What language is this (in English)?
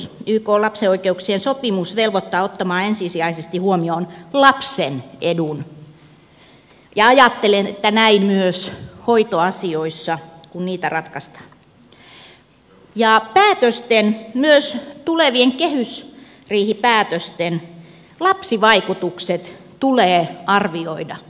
Finnish